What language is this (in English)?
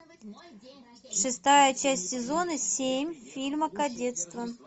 Russian